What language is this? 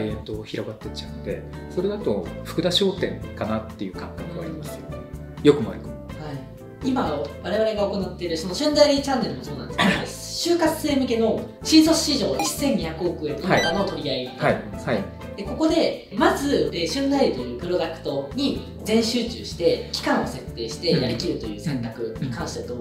Japanese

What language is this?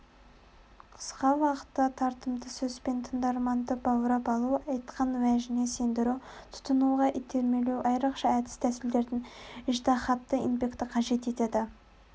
Kazakh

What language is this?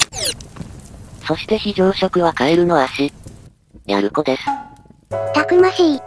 Japanese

